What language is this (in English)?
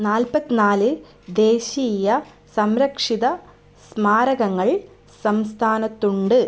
Malayalam